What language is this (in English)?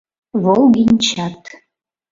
Mari